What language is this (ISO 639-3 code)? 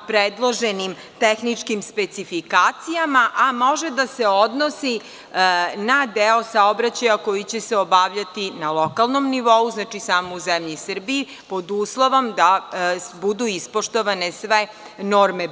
srp